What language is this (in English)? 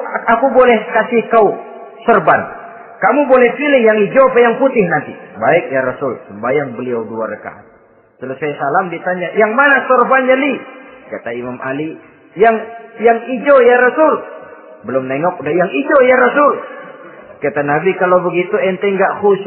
Indonesian